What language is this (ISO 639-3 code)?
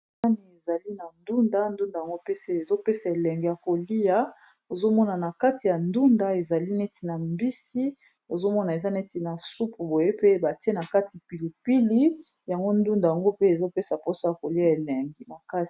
lin